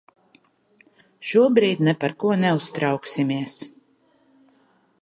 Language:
Latvian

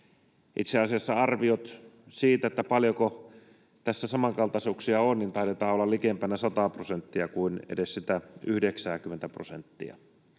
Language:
Finnish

